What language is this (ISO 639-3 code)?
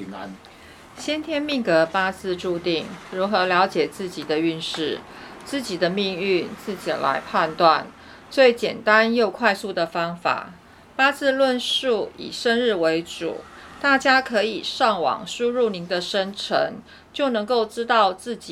zho